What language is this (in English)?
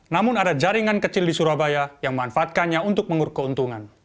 Indonesian